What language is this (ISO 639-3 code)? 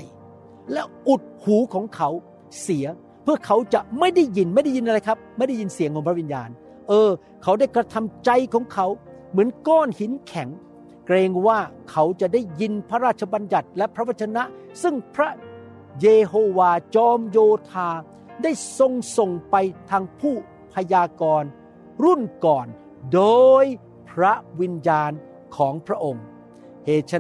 tha